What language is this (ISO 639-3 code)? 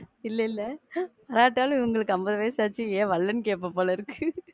tam